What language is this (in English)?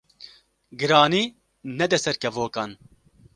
Kurdish